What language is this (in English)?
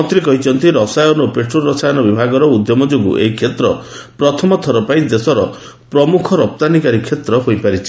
Odia